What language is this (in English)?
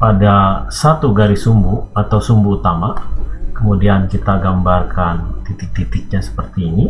Indonesian